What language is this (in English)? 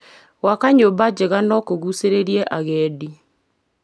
Kikuyu